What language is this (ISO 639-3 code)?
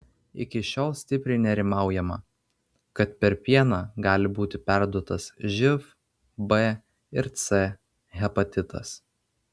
lit